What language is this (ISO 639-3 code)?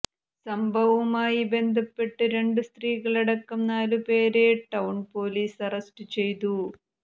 mal